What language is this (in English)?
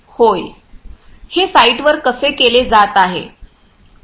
Marathi